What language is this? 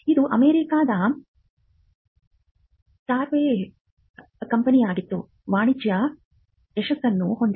Kannada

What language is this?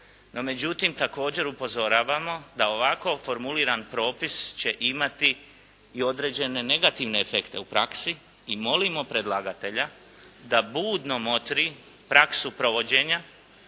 Croatian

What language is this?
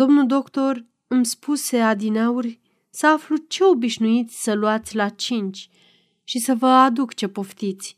Romanian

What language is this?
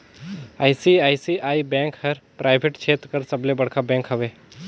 Chhattisgarhi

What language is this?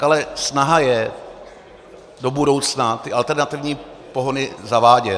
Czech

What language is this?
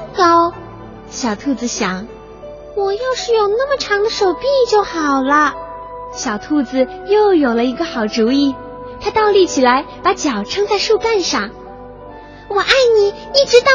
Chinese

